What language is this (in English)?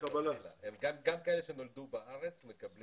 Hebrew